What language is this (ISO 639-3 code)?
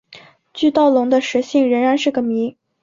zho